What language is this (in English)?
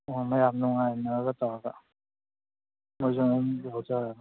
Manipuri